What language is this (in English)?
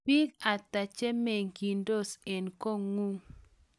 Kalenjin